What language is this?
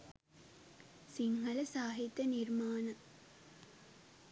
Sinhala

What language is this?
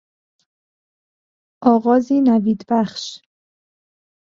Persian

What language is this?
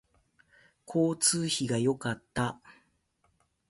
Japanese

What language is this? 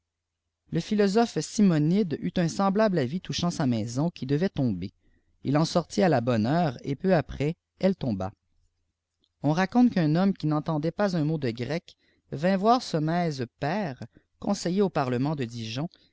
French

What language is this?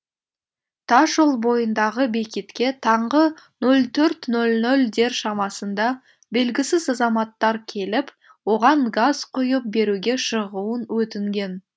Kazakh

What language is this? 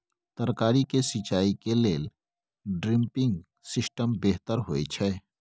Maithili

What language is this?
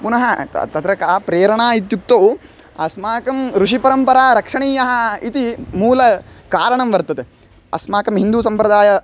Sanskrit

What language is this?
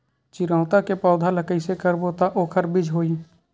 Chhattisgarhi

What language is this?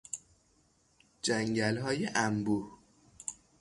Persian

